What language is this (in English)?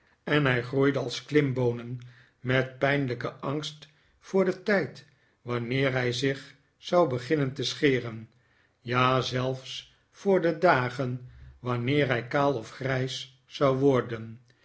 Dutch